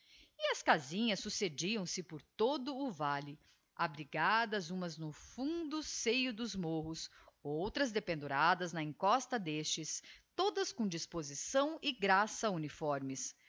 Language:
Portuguese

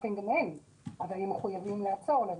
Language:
Hebrew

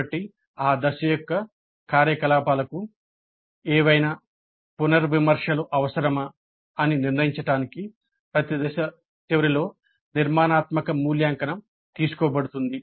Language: Telugu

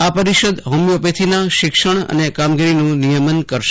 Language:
Gujarati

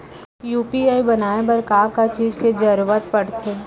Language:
Chhattisgarhi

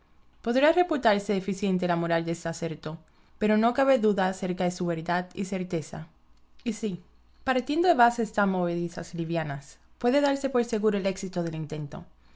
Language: Spanish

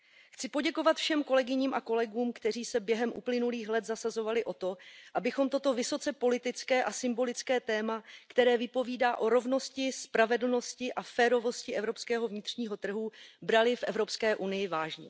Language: Czech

